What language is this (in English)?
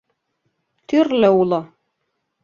Mari